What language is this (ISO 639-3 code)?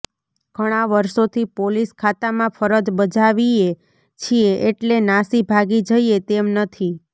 guj